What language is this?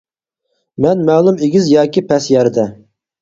Uyghur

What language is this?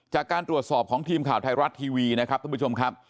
Thai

